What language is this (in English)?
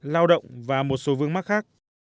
Vietnamese